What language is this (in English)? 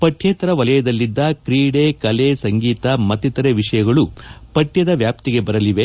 Kannada